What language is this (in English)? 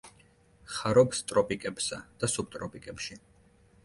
Georgian